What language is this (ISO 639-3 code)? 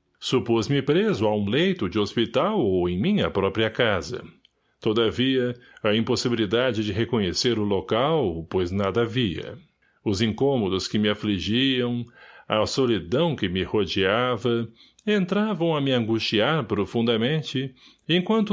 por